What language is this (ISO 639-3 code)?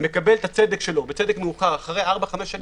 heb